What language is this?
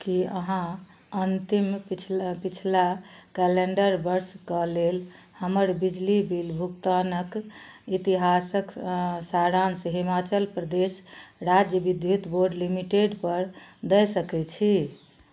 Maithili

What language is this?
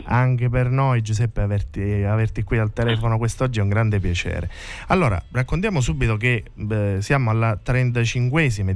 Italian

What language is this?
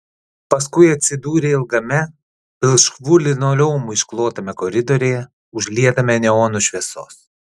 Lithuanian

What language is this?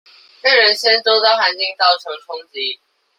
Chinese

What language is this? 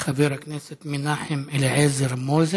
Hebrew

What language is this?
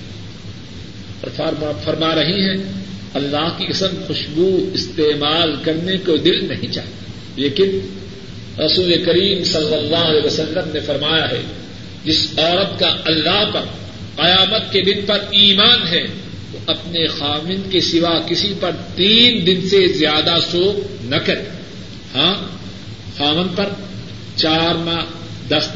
Urdu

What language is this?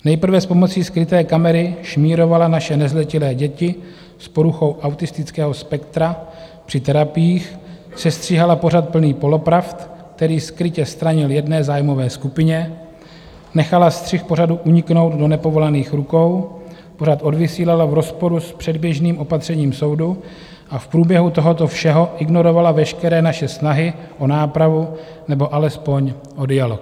Czech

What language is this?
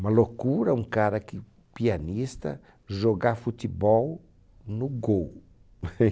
Portuguese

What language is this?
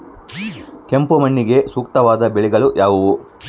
Kannada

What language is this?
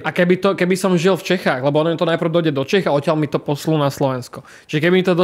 Czech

